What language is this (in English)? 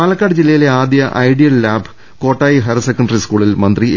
Malayalam